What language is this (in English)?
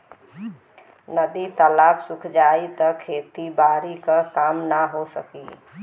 Bhojpuri